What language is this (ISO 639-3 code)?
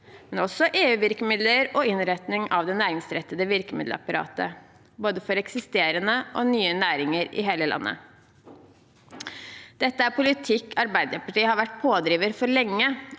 nor